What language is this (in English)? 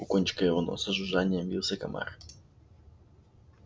Russian